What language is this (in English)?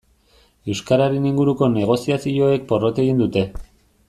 Basque